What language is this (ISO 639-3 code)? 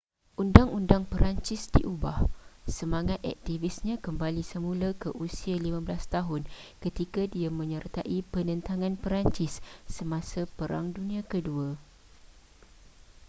msa